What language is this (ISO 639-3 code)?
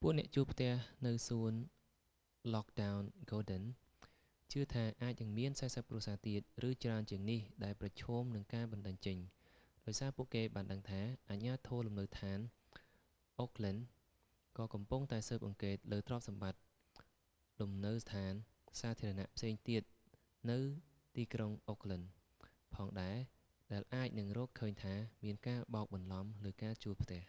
khm